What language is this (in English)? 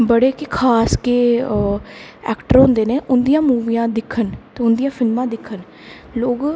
Dogri